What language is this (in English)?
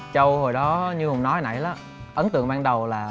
Vietnamese